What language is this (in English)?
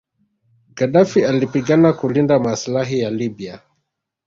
Swahili